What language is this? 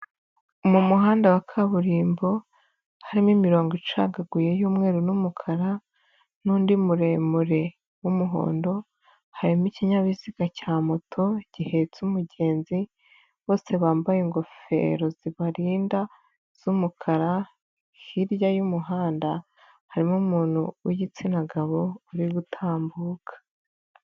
Kinyarwanda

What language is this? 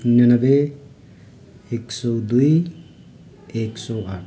Nepali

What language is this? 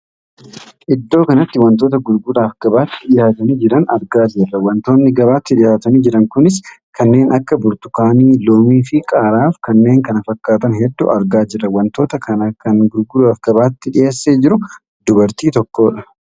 Oromo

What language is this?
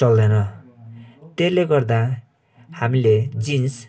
Nepali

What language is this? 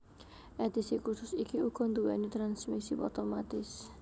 Javanese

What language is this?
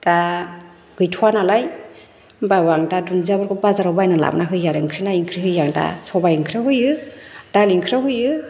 Bodo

